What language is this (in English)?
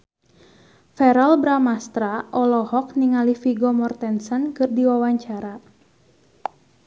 Sundanese